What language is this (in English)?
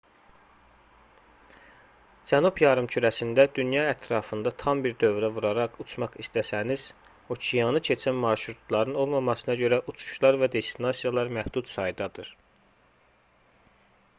Azerbaijani